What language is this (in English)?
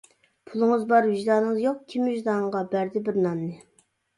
Uyghur